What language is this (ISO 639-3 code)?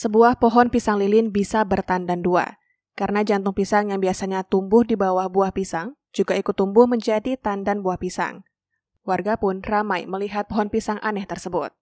ind